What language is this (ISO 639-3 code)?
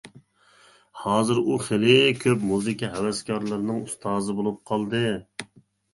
uig